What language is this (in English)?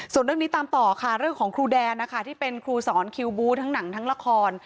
Thai